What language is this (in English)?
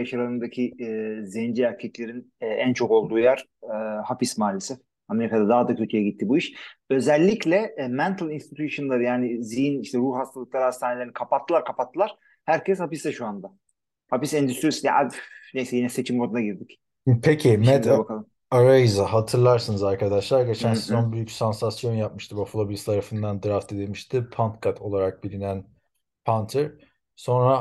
Turkish